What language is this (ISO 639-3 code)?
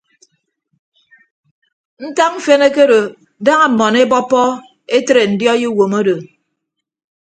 ibb